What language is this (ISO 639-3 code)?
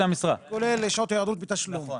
heb